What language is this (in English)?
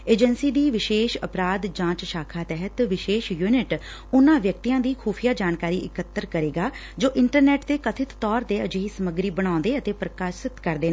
Punjabi